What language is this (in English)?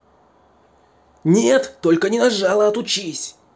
Russian